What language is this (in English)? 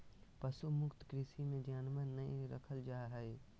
Magahi